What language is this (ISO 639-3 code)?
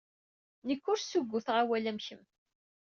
kab